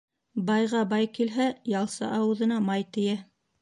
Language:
Bashkir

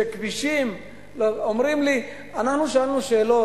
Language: Hebrew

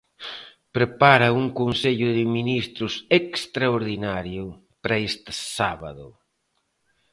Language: Galician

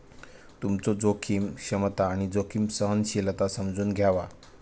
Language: Marathi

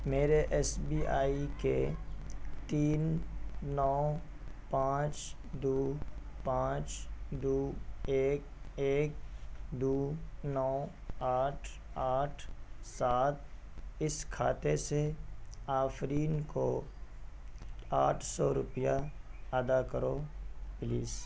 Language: Urdu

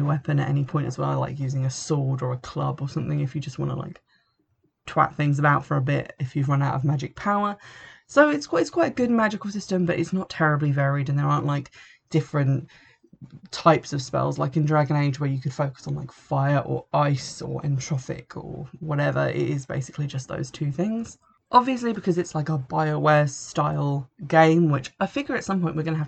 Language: English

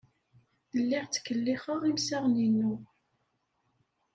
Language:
Kabyle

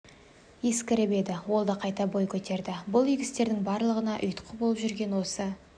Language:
Kazakh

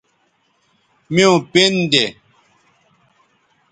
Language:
Bateri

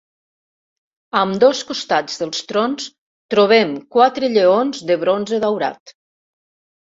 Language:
Catalan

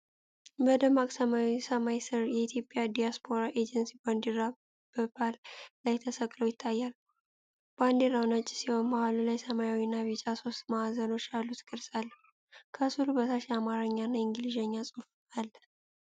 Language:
Amharic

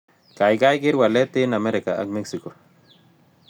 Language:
Kalenjin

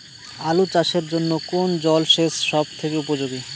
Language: Bangla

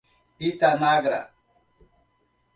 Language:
Portuguese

